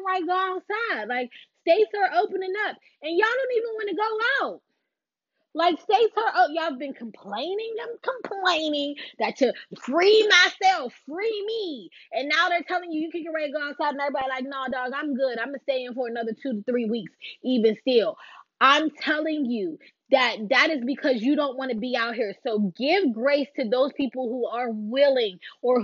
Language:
English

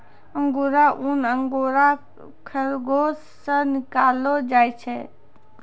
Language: Maithili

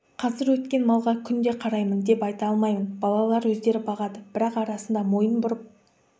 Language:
Kazakh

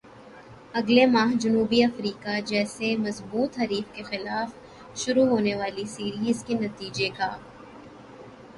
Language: Urdu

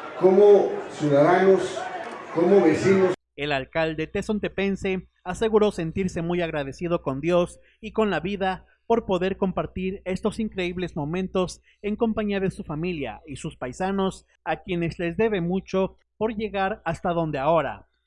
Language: Spanish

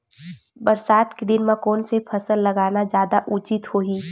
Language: Chhattisgarhi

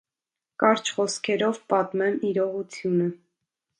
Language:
Armenian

